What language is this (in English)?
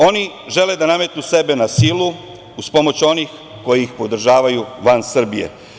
Serbian